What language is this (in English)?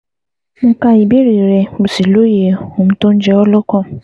Yoruba